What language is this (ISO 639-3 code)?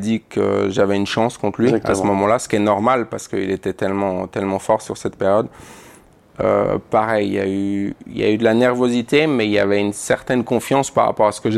fra